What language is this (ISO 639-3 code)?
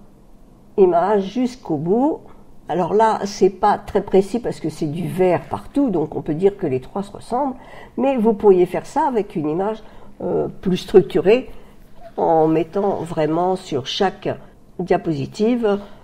fra